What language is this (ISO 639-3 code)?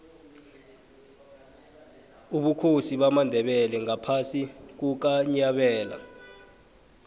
nbl